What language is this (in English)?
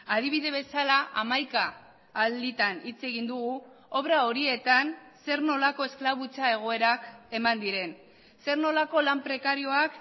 Basque